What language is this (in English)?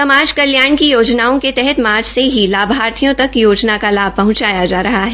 Hindi